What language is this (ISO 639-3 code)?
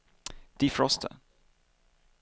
swe